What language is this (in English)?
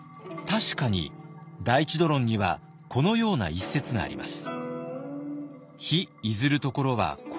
Japanese